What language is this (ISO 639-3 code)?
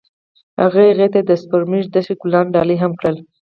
pus